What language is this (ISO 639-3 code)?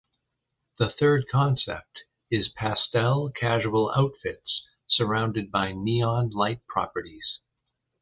eng